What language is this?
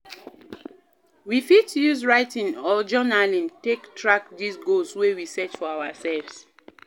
Nigerian Pidgin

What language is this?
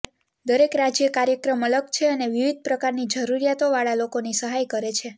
Gujarati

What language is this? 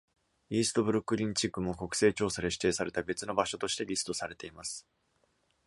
Japanese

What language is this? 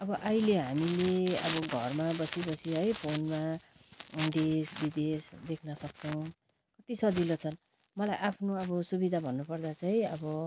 Nepali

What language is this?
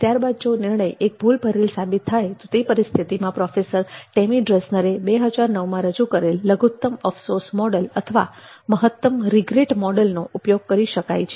Gujarati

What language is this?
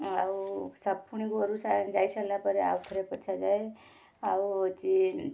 Odia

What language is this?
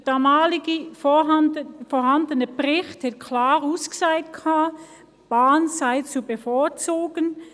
Swiss German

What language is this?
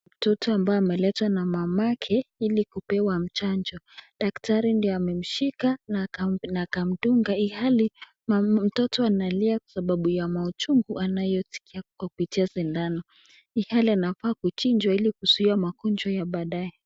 Swahili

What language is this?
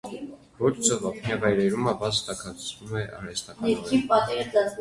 Armenian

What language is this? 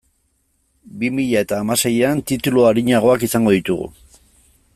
Basque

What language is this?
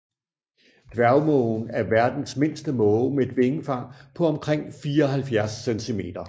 Danish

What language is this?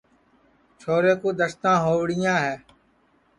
Sansi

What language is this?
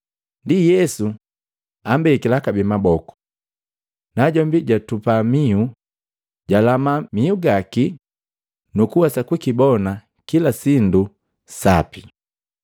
Matengo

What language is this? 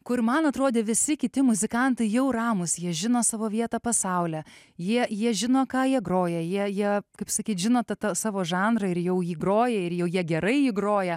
Lithuanian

